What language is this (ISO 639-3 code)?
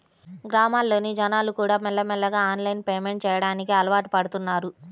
tel